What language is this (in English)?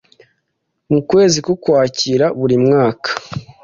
Kinyarwanda